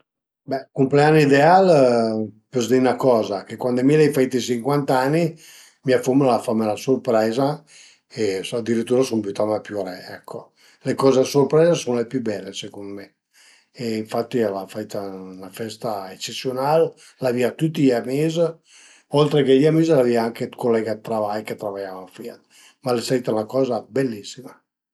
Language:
Piedmontese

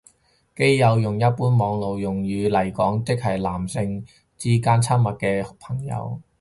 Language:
Cantonese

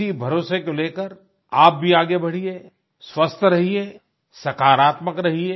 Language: Hindi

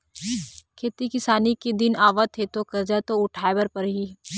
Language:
Chhattisgarhi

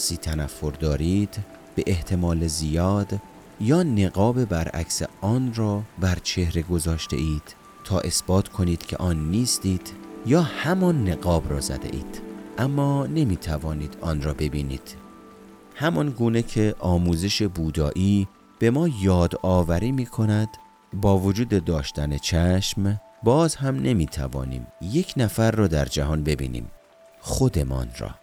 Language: Persian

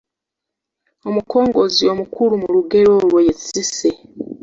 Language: Ganda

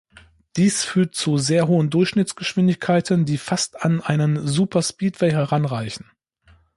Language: German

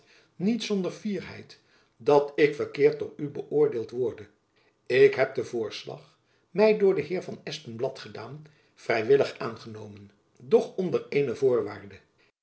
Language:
Dutch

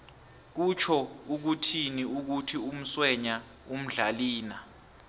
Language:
South Ndebele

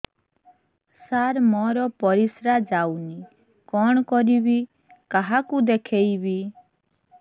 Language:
Odia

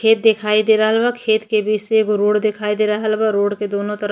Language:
Bhojpuri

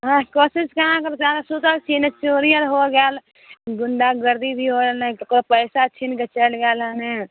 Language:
Maithili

